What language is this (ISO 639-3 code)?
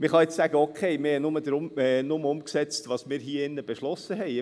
gsw